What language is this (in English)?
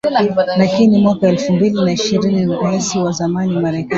Swahili